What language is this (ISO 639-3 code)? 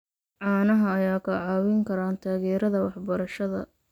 som